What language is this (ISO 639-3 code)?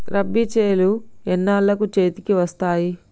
tel